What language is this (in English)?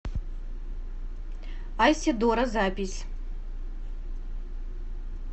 Russian